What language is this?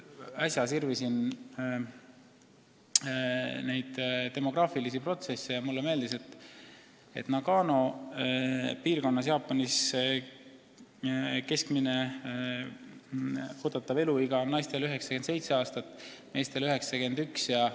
Estonian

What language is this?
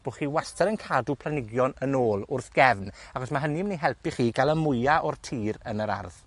Welsh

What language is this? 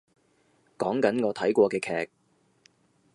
Cantonese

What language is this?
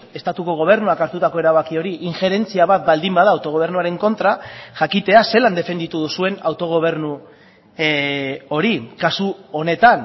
Basque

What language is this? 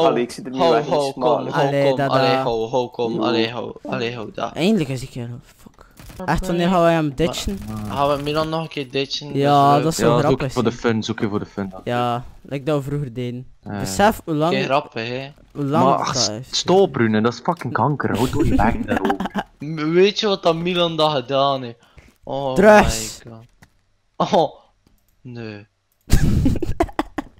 Dutch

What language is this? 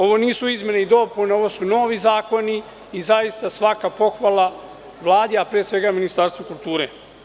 Serbian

